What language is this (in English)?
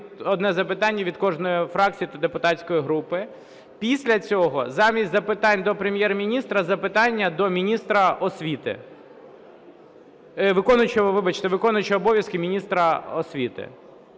Ukrainian